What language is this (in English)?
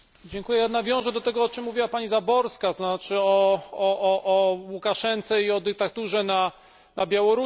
Polish